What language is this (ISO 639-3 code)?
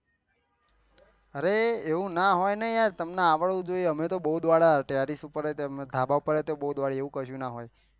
guj